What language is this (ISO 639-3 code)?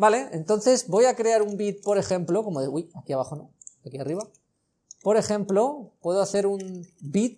spa